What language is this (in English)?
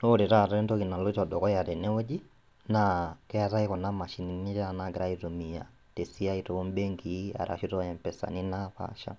Masai